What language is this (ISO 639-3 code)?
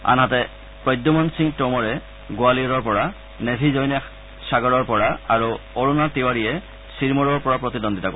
asm